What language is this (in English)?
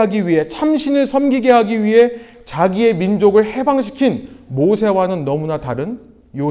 Korean